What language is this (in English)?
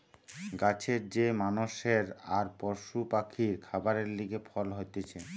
Bangla